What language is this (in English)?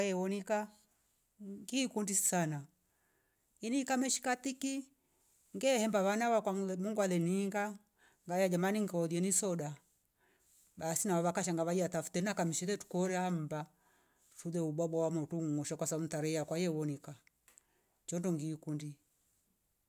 Rombo